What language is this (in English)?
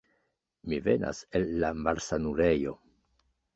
Esperanto